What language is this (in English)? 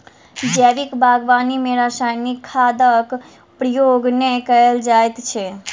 Maithili